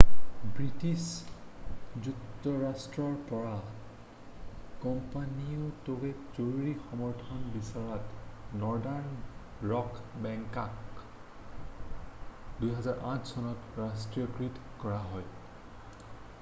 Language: Assamese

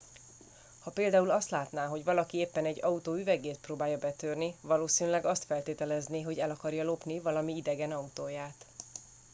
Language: Hungarian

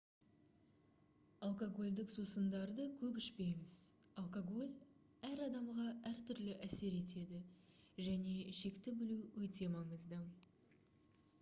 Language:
Kazakh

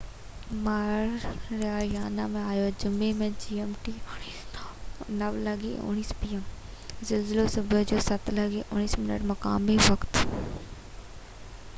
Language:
Sindhi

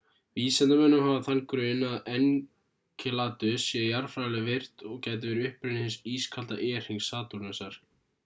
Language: Icelandic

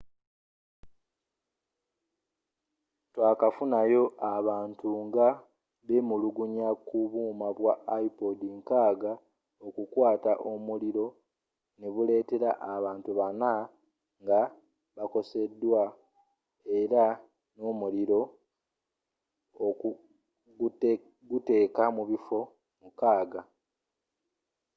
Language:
Ganda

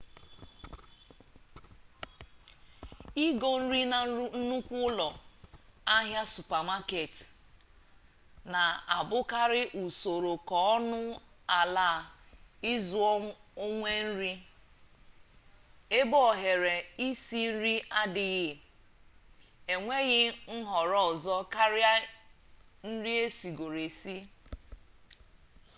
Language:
Igbo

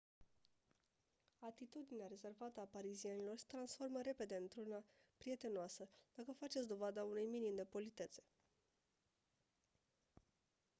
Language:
Romanian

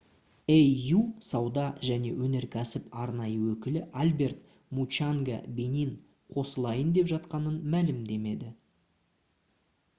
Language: Kazakh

